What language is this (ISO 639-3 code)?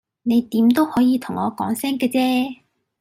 yue